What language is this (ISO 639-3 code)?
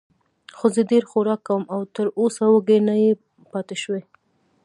pus